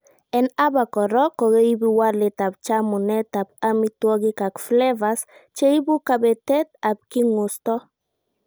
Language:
Kalenjin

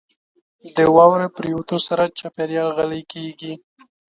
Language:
Pashto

